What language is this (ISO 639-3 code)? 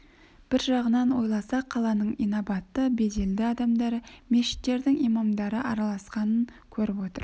kaz